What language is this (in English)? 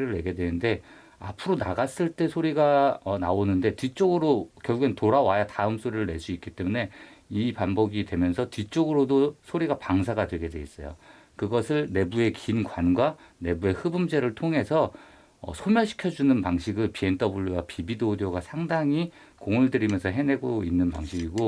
Korean